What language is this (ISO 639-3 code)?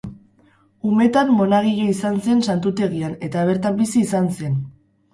eus